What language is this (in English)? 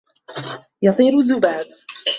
Arabic